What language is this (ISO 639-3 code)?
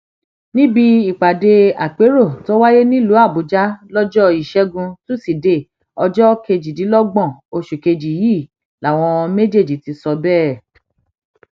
yor